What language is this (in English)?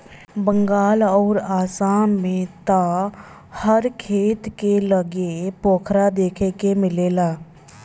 Bhojpuri